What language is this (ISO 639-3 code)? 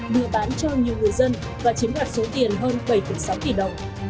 vie